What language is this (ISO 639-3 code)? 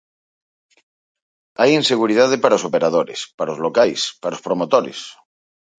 glg